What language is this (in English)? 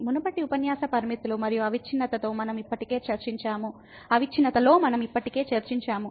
Telugu